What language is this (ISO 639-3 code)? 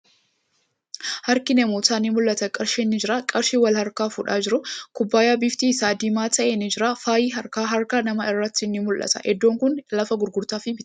orm